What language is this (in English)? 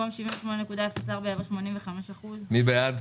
Hebrew